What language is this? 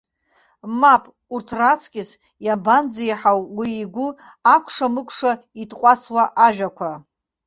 Abkhazian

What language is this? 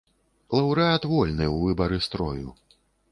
Belarusian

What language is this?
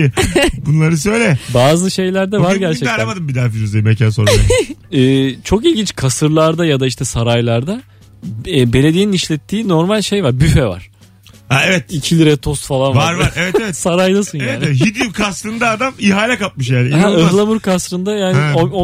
Turkish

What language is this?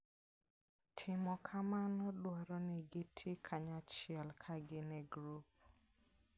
Luo (Kenya and Tanzania)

